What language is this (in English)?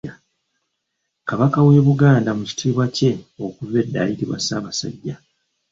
Ganda